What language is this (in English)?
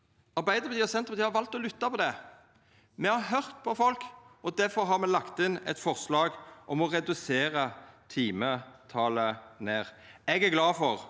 Norwegian